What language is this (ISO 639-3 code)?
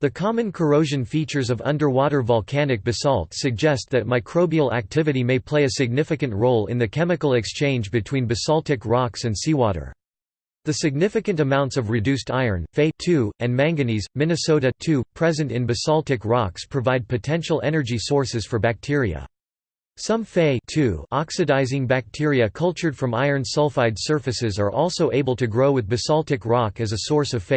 eng